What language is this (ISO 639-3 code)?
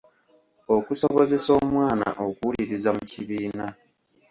lug